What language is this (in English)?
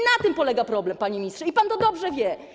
Polish